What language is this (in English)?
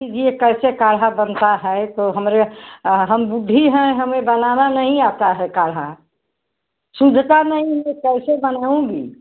Hindi